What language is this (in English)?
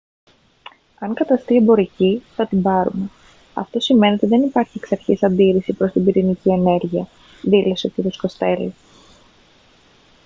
Greek